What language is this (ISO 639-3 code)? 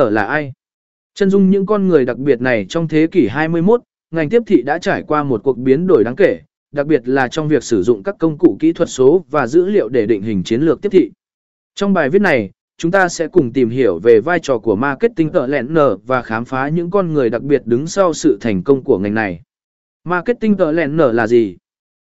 vie